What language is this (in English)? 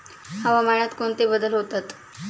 Marathi